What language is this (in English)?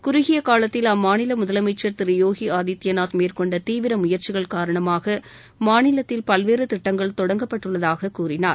Tamil